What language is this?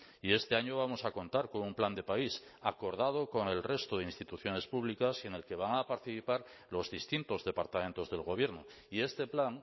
Spanish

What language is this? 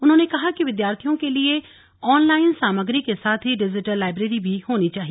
Hindi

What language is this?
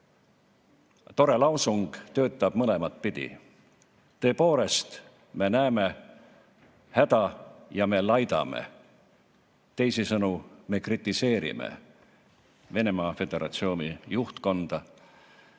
Estonian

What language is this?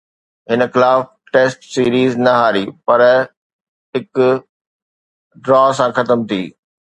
Sindhi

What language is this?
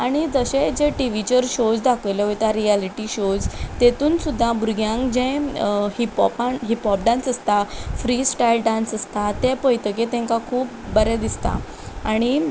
Konkani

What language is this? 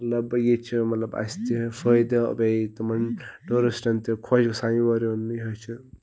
Kashmiri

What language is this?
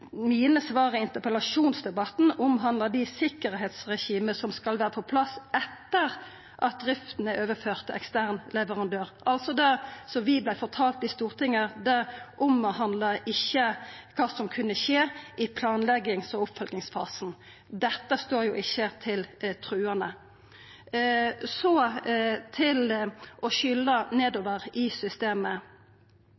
Norwegian Nynorsk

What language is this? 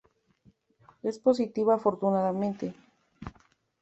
Spanish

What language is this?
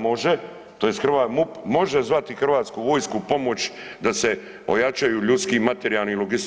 Croatian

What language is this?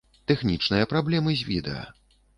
Belarusian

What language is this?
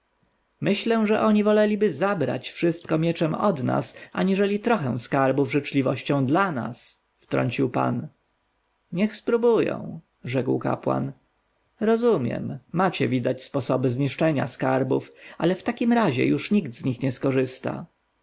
Polish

